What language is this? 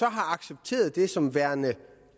Danish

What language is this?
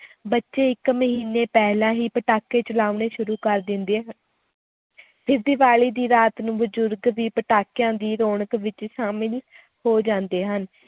Punjabi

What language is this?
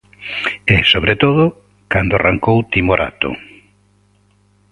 Galician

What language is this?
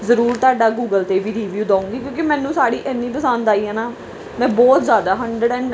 Punjabi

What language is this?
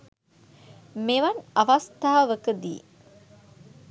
Sinhala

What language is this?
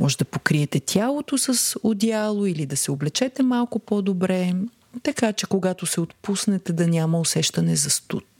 Bulgarian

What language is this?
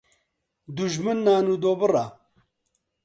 Central Kurdish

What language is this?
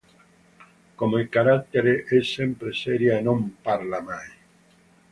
Italian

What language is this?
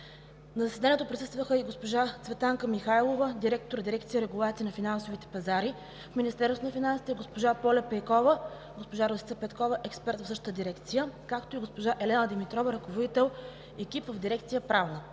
Bulgarian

